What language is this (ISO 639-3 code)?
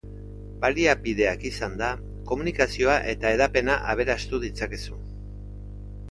eus